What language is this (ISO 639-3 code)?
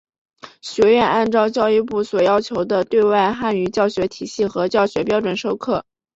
zho